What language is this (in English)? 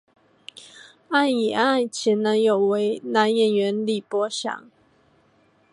Chinese